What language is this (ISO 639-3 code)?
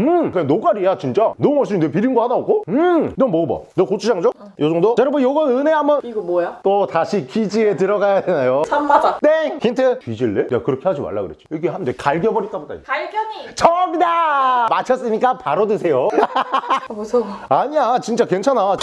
kor